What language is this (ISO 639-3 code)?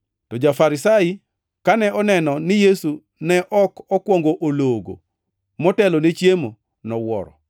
luo